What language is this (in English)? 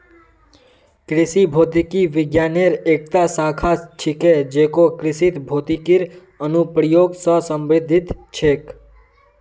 Magahi